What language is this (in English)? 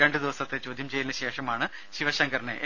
Malayalam